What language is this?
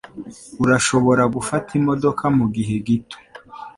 Kinyarwanda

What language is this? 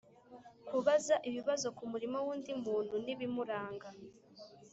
Kinyarwanda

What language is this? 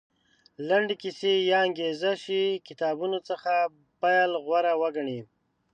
Pashto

